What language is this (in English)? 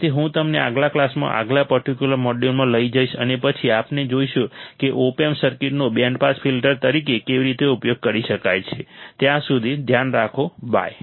Gujarati